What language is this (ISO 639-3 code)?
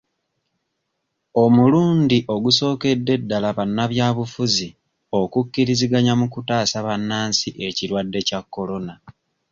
lug